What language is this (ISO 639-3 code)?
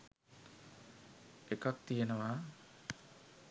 sin